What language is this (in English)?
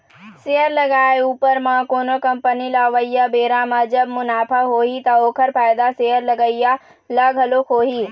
Chhattisgarhi